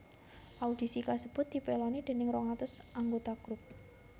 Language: Javanese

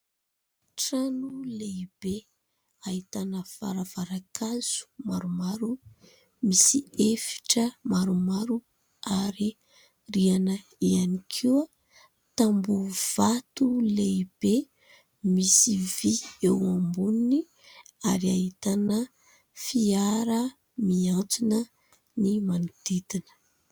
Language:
Malagasy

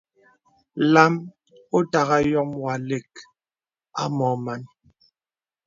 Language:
Bebele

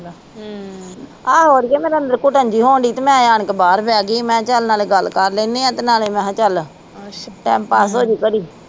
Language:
Punjabi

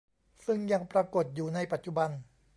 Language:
Thai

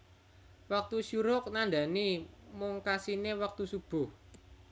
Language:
Javanese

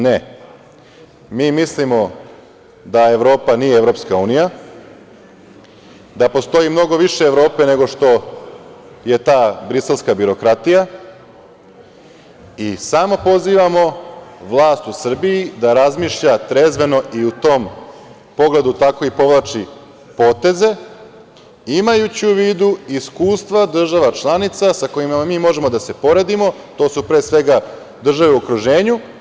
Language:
Serbian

